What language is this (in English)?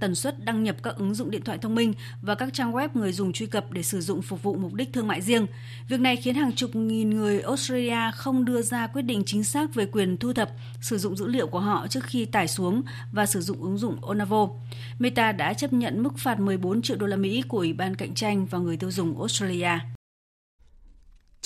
Vietnamese